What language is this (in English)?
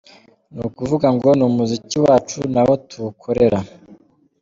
Kinyarwanda